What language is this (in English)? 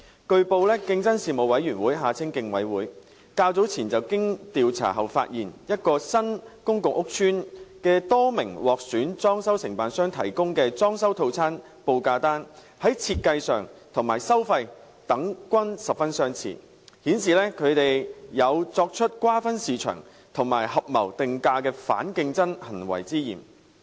Cantonese